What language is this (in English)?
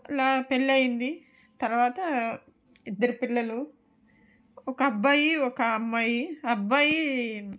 Telugu